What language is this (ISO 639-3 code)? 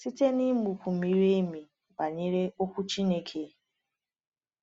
ibo